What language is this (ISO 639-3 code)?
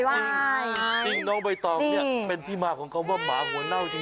tha